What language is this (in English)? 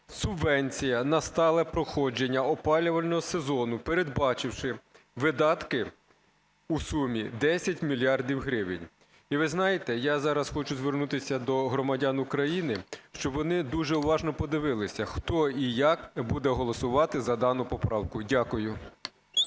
Ukrainian